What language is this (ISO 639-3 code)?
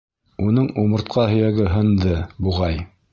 bak